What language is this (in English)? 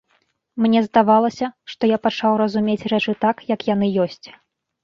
Belarusian